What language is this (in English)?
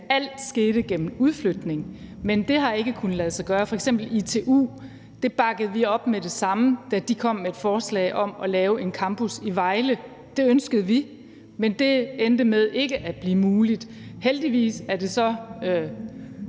Danish